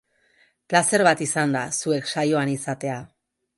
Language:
Basque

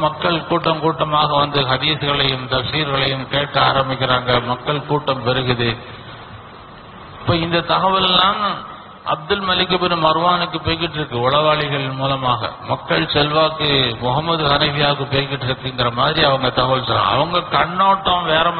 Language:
Arabic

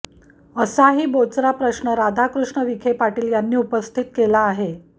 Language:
Marathi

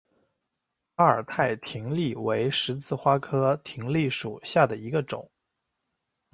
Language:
Chinese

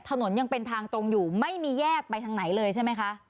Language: Thai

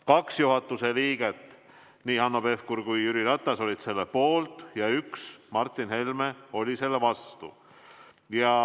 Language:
Estonian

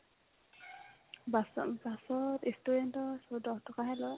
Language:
Assamese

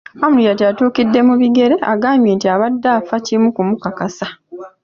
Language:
Ganda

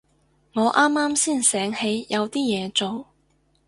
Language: Cantonese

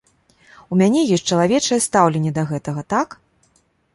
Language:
Belarusian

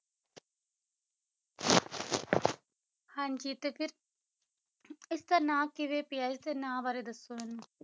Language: Punjabi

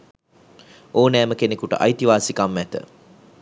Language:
Sinhala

